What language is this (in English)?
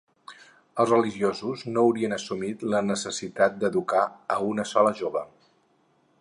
Catalan